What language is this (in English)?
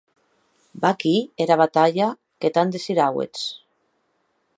Occitan